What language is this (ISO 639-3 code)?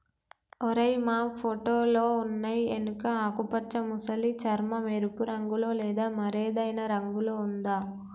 tel